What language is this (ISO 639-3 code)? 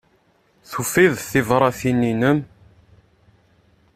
kab